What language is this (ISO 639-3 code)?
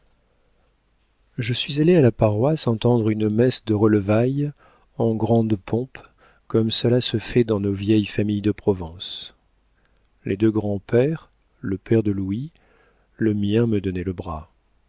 fra